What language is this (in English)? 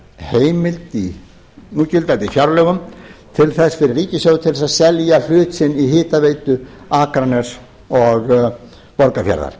Icelandic